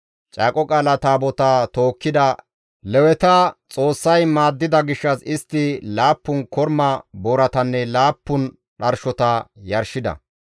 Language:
Gamo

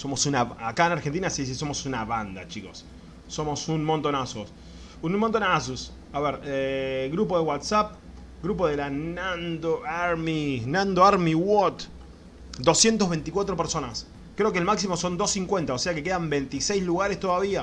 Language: Spanish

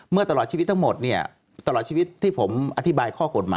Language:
Thai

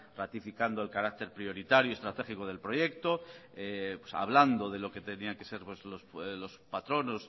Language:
Spanish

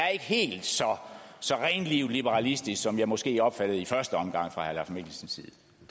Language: Danish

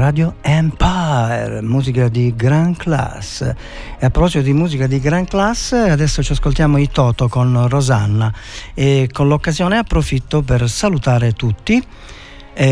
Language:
Italian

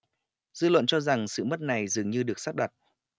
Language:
Vietnamese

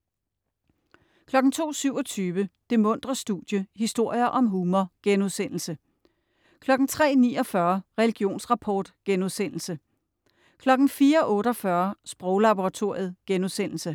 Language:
Danish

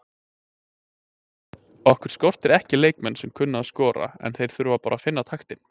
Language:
Icelandic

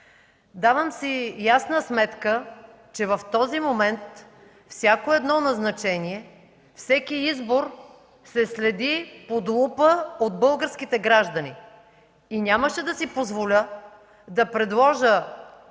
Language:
Bulgarian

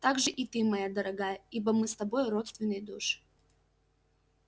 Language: Russian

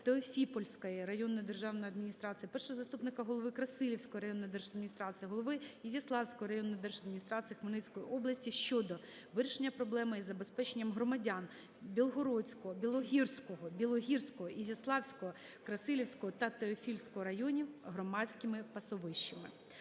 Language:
Ukrainian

